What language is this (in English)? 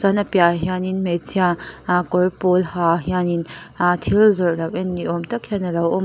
Mizo